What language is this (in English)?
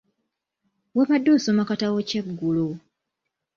Ganda